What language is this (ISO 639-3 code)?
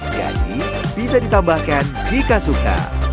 ind